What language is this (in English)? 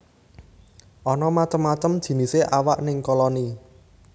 Javanese